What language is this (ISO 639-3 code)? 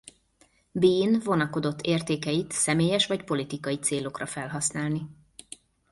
hun